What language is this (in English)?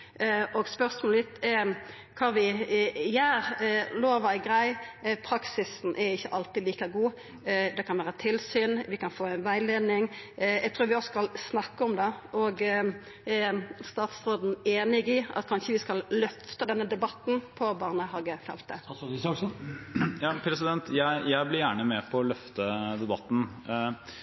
Norwegian